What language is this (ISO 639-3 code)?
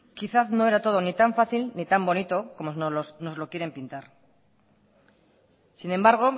spa